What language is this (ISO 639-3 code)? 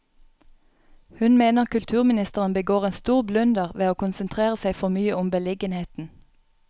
nor